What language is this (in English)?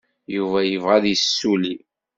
Kabyle